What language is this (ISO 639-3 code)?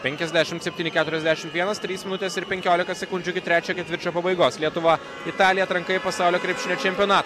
lit